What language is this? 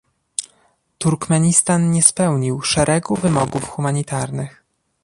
Polish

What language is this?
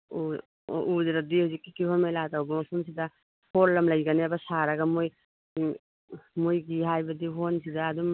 Manipuri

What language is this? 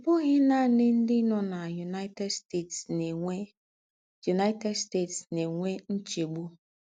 Igbo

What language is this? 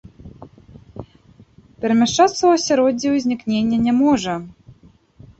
Belarusian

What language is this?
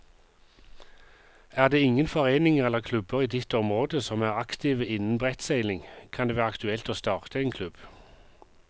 Norwegian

